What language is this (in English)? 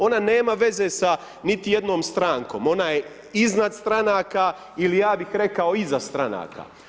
Croatian